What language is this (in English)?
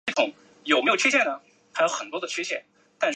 Chinese